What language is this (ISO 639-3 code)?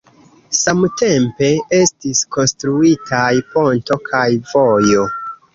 epo